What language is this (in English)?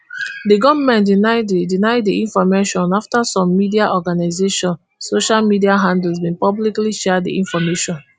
Nigerian Pidgin